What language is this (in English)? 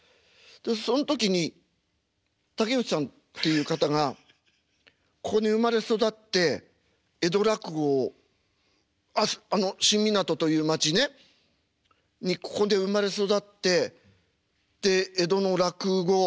Japanese